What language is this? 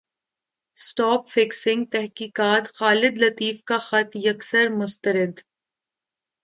Urdu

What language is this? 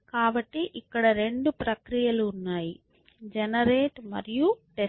Telugu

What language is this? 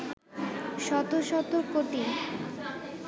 Bangla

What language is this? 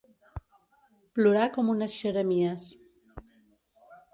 Catalan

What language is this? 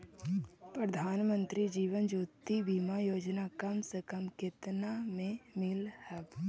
Magahi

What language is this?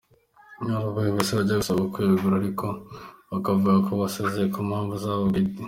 Kinyarwanda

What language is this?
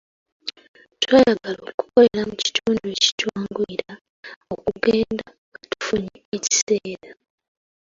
Ganda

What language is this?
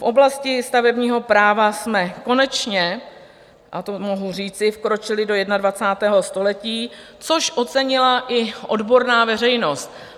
Czech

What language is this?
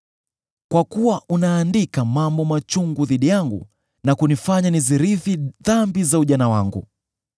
Swahili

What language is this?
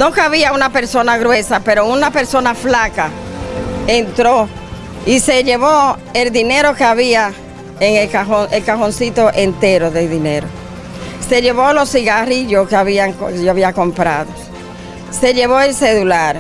Spanish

